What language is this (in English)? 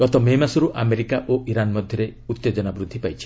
Odia